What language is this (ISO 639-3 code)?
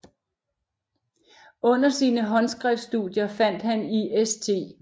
dan